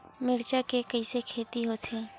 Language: Chhattisgarhi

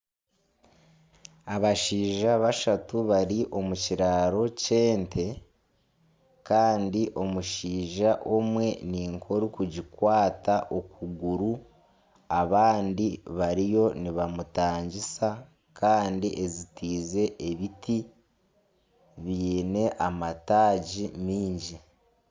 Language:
Nyankole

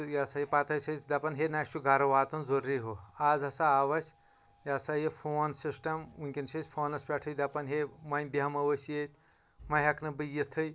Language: Kashmiri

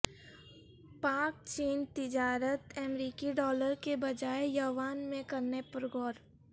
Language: Urdu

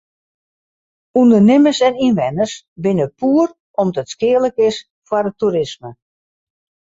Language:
Western Frisian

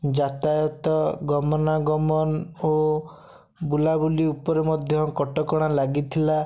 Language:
Odia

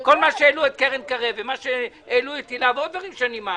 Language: Hebrew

